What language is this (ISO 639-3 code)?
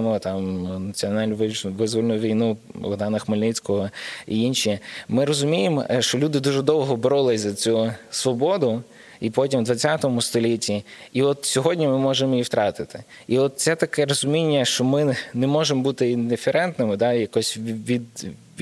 ukr